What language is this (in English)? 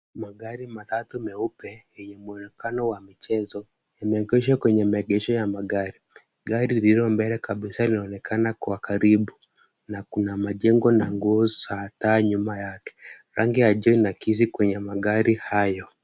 Swahili